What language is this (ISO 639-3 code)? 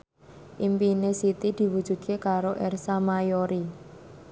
jav